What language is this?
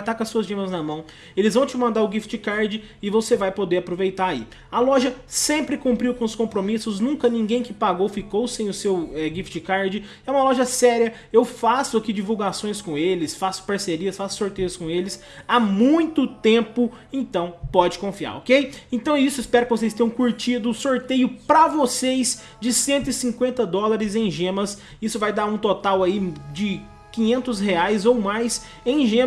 Portuguese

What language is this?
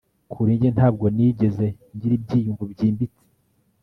Kinyarwanda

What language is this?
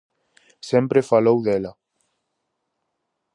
Galician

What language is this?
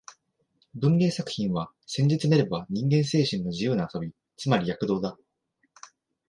Japanese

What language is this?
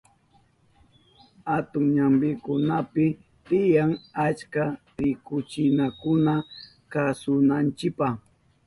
Southern Pastaza Quechua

